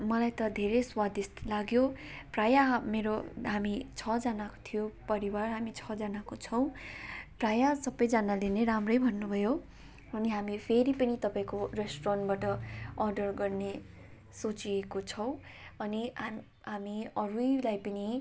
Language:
Nepali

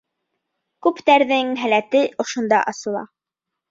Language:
Bashkir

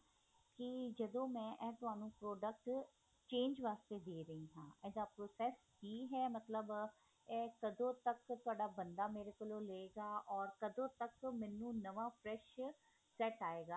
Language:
Punjabi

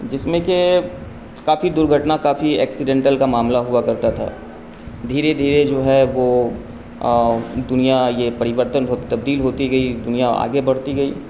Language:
Urdu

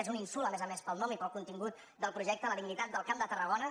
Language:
Catalan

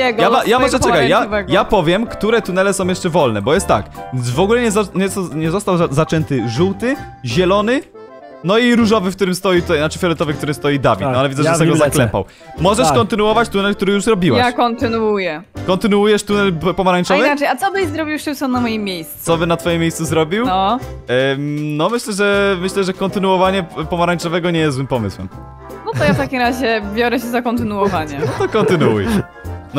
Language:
Polish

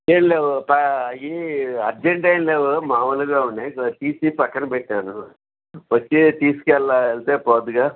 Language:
Telugu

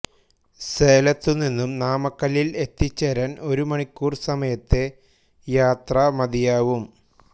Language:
Malayalam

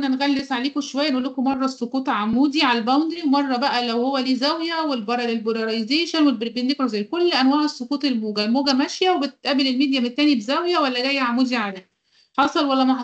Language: Arabic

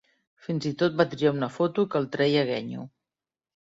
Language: Catalan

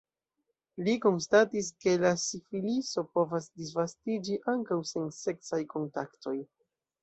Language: Esperanto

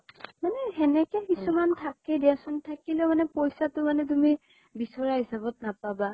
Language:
Assamese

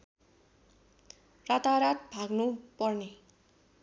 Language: Nepali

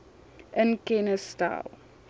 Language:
Afrikaans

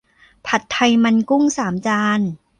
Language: Thai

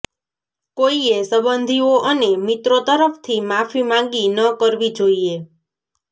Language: Gujarati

